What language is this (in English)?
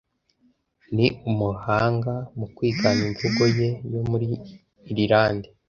Kinyarwanda